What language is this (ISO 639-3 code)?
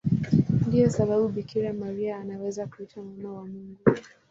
swa